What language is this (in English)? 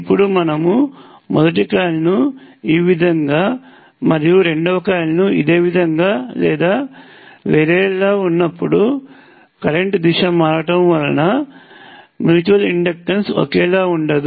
Telugu